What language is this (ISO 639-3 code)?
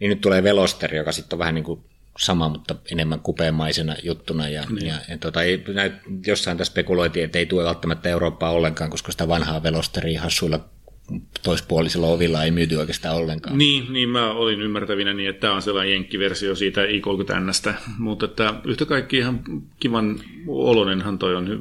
fin